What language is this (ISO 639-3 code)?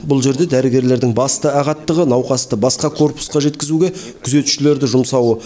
kaz